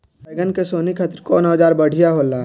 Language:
Bhojpuri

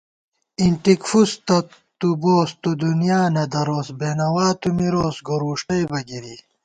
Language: Gawar-Bati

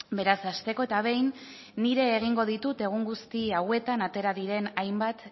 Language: Basque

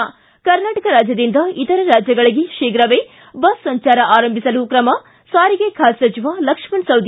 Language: Kannada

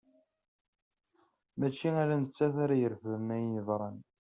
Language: Kabyle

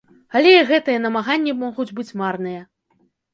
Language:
Belarusian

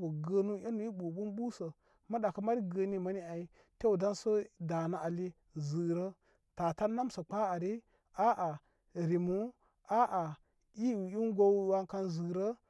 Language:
Koma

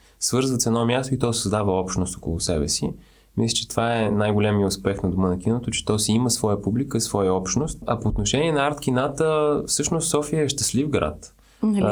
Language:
Bulgarian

